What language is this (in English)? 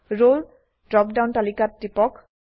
Assamese